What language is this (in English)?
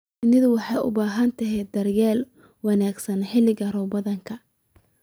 Somali